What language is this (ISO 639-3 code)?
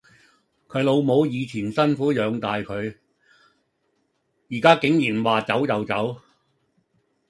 yue